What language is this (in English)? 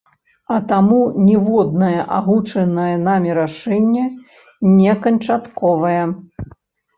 Belarusian